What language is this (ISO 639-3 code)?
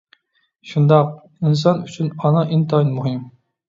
uig